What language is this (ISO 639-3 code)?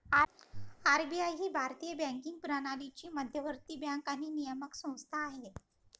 mar